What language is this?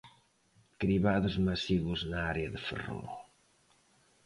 Galician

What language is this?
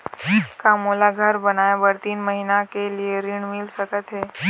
Chhattisgarhi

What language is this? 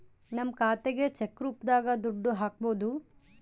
Kannada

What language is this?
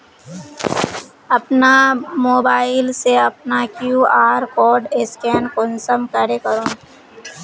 Magahi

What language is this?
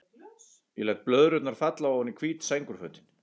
Icelandic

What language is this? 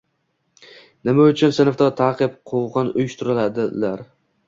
Uzbek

